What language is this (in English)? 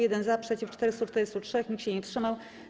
Polish